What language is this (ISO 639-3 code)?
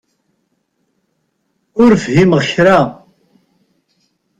kab